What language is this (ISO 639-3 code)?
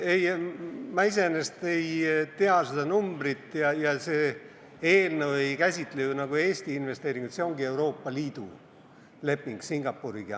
est